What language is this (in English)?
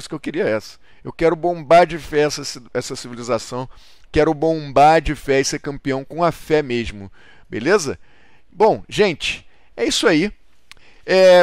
Portuguese